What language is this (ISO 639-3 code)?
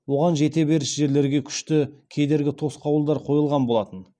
kaz